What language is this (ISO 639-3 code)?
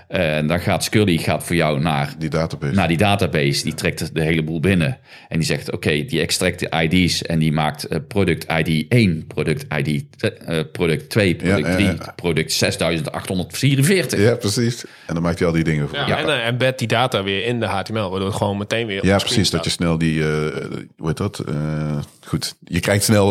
nld